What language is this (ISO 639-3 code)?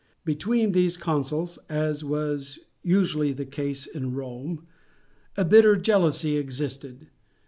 eng